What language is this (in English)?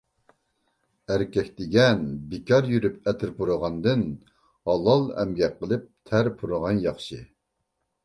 Uyghur